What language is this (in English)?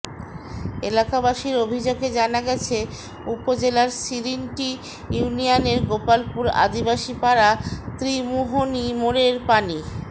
Bangla